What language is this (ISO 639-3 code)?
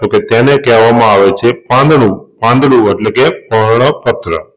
guj